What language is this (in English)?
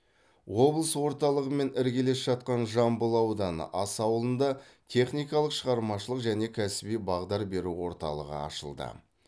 Kazakh